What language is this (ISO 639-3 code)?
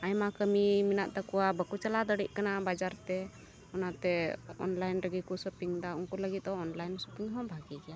sat